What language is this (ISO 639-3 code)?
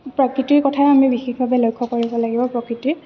asm